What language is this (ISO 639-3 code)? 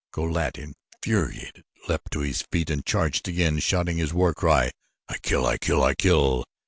eng